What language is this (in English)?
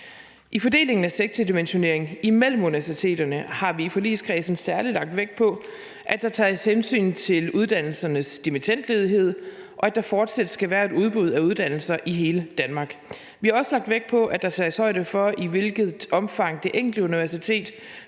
Danish